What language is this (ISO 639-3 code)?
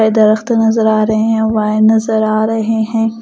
hin